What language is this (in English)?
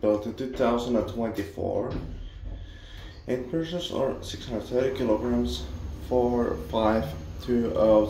English